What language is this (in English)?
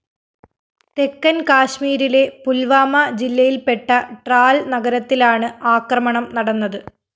Malayalam